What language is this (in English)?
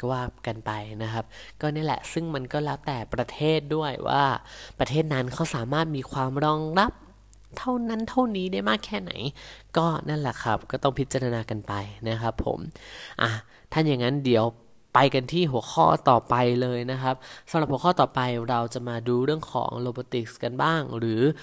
Thai